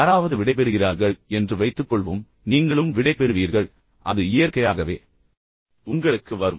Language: Tamil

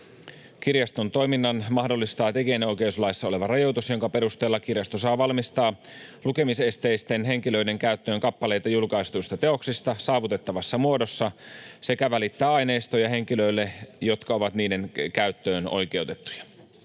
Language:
Finnish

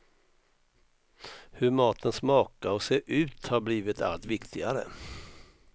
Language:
Swedish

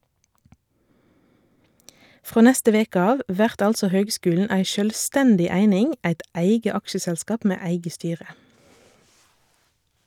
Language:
Norwegian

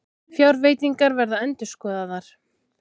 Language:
Icelandic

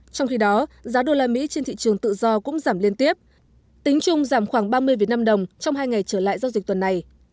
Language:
Vietnamese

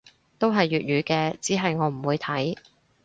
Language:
Cantonese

